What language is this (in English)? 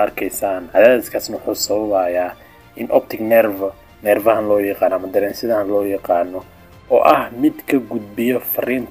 Arabic